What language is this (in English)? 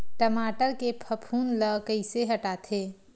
Chhattisgarhi